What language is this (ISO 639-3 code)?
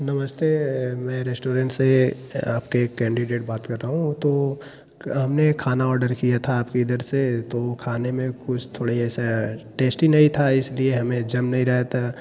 hin